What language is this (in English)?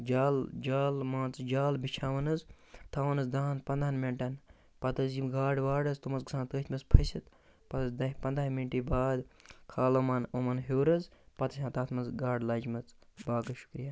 Kashmiri